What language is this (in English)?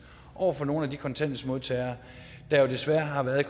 Danish